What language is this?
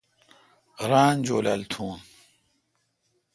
Kalkoti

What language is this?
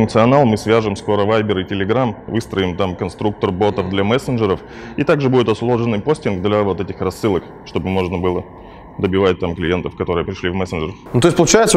Russian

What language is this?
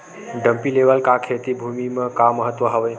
Chhattisgarhi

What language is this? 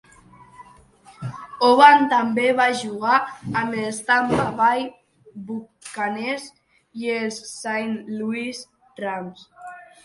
Catalan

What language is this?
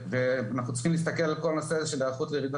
Hebrew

